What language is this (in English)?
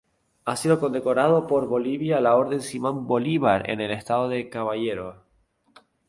Spanish